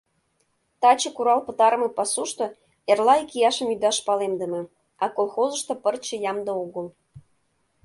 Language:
Mari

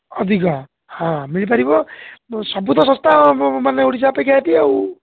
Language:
Odia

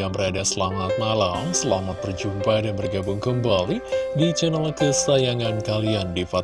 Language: Indonesian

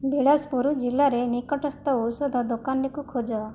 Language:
Odia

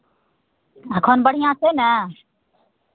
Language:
Maithili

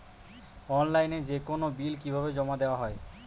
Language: Bangla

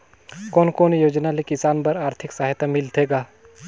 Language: Chhattisgarhi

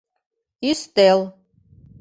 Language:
Mari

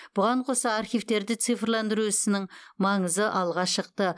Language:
Kazakh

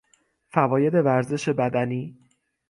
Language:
Persian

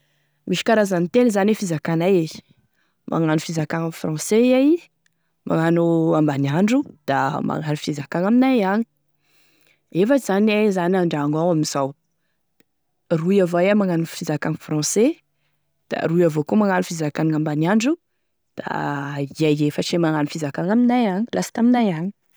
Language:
Tesaka Malagasy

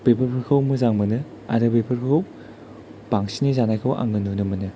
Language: Bodo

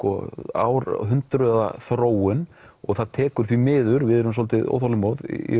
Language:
Icelandic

